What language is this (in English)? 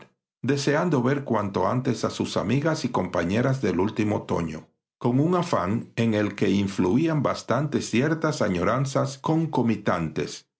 Spanish